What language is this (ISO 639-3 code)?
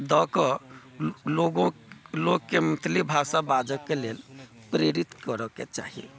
mai